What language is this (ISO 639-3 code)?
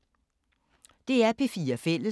dan